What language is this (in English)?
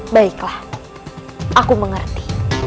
Indonesian